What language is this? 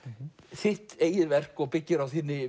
Icelandic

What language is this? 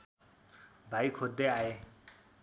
Nepali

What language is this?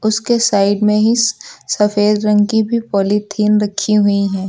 Hindi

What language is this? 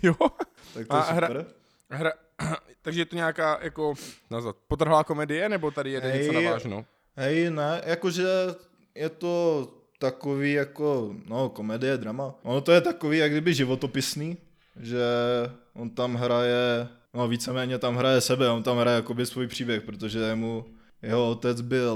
Czech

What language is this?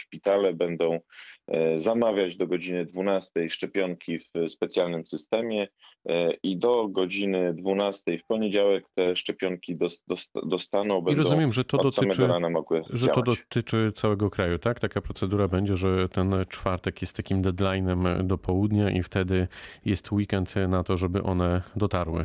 Polish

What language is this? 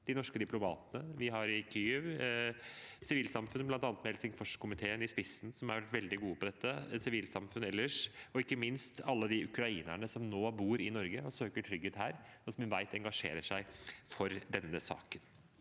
Norwegian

